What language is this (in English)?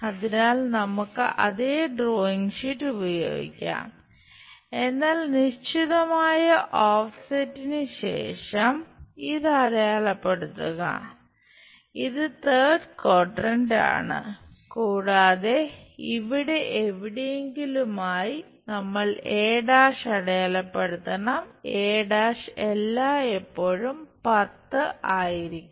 Malayalam